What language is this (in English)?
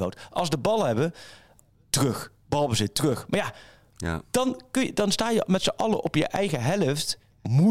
Dutch